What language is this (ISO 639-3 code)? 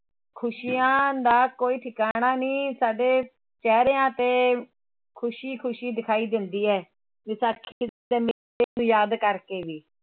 pan